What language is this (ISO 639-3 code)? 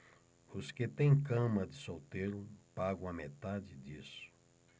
por